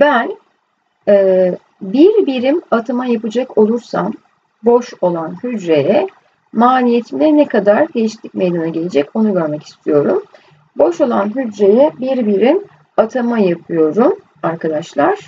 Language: Turkish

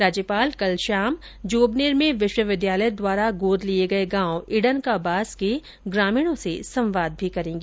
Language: Hindi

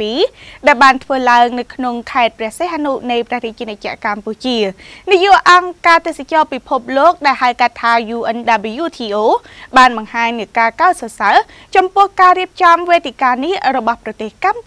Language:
Thai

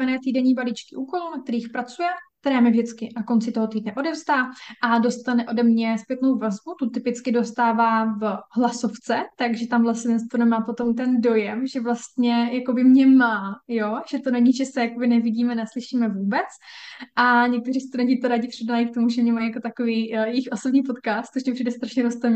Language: Czech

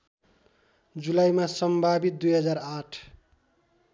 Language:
Nepali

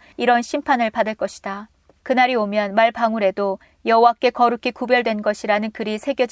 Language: Korean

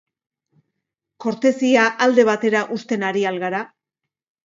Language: Basque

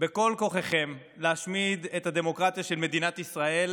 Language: Hebrew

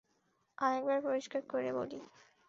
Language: Bangla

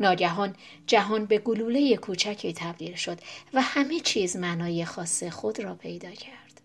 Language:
Persian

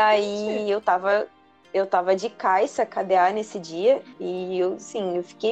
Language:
Portuguese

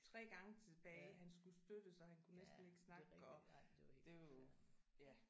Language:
Danish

